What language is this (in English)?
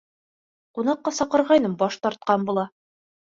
Bashkir